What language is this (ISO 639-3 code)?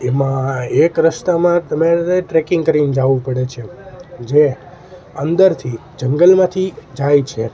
guj